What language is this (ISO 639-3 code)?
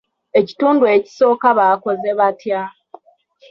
lug